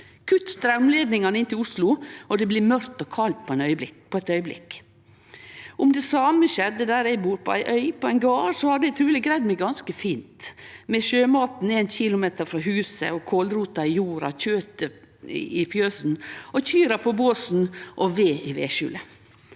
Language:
Norwegian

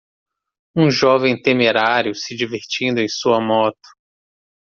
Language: Portuguese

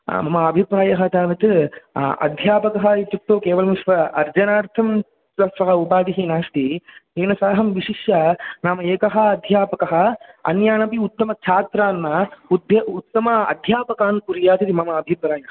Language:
Sanskrit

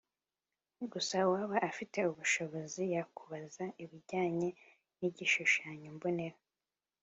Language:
Kinyarwanda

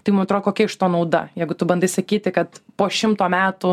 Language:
Lithuanian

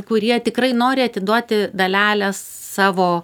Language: Lithuanian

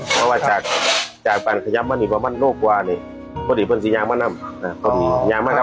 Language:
Thai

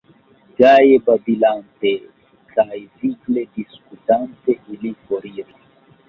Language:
Esperanto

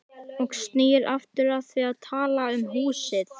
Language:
Icelandic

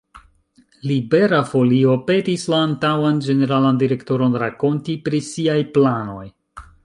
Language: Esperanto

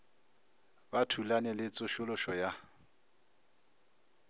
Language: Northern Sotho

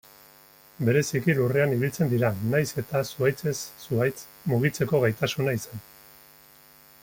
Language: Basque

